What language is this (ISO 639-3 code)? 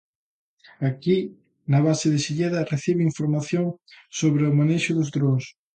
glg